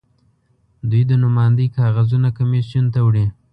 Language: Pashto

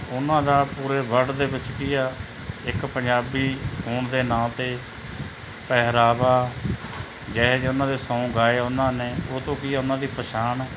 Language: Punjabi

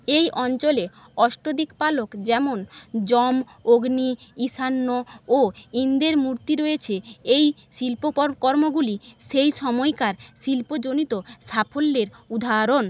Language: Bangla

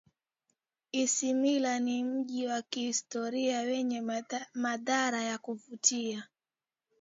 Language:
Swahili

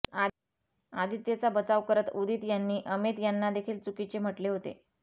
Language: Marathi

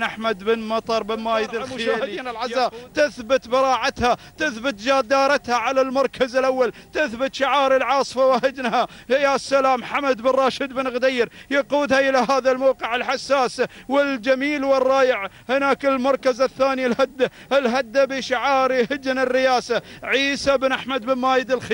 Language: Arabic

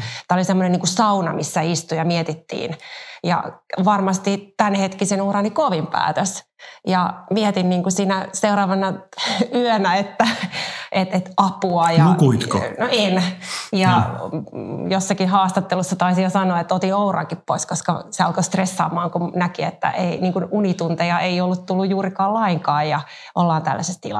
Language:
Finnish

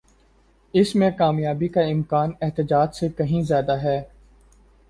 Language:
Urdu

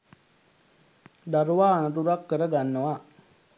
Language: Sinhala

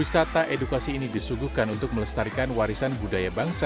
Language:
Indonesian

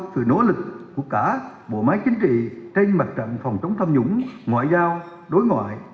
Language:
Vietnamese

